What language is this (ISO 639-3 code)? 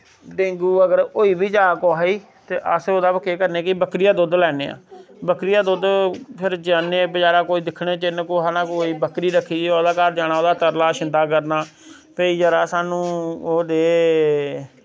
doi